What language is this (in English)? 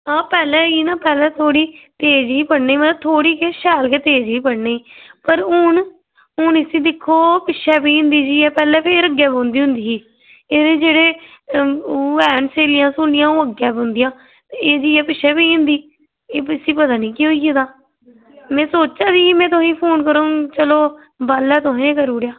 Dogri